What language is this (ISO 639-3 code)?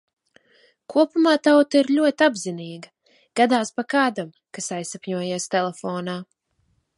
lav